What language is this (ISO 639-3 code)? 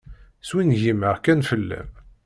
kab